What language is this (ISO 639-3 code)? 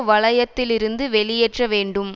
tam